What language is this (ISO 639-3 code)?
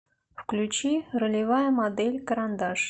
rus